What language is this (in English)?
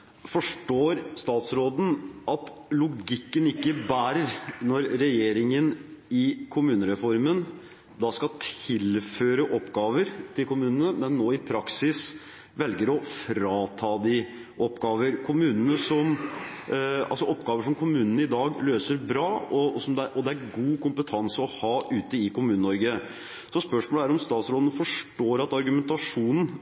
Norwegian